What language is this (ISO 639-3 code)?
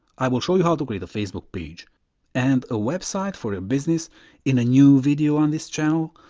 eng